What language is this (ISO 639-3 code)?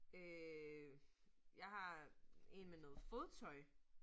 dan